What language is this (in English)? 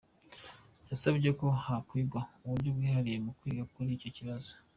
Kinyarwanda